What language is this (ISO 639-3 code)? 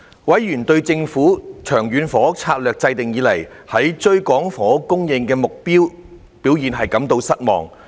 yue